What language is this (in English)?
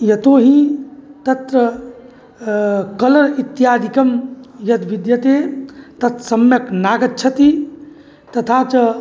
Sanskrit